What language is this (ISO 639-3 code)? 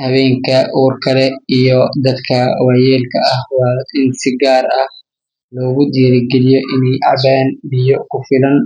som